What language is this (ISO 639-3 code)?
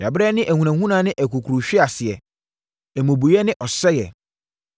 aka